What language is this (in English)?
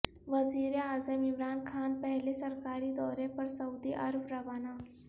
Urdu